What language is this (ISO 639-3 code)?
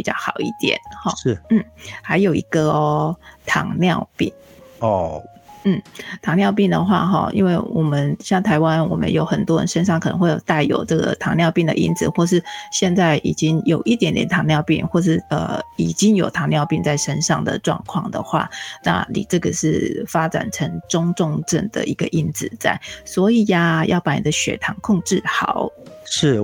zho